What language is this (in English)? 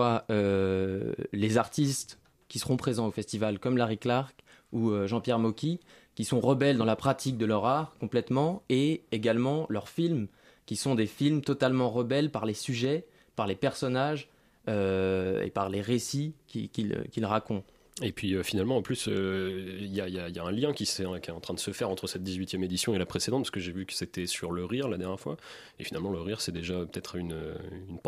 French